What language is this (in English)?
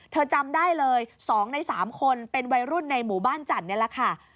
Thai